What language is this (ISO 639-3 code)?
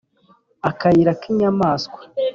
kin